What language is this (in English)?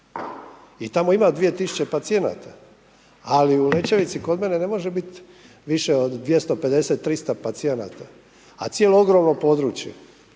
Croatian